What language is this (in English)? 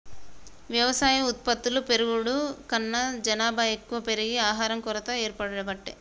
Telugu